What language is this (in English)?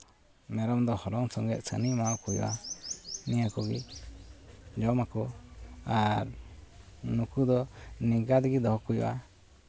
Santali